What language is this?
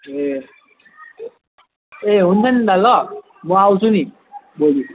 Nepali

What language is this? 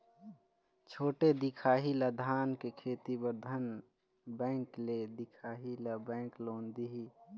Chhattisgarhi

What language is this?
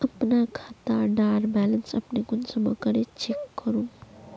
Magahi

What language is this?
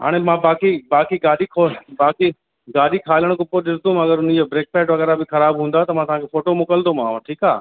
Sindhi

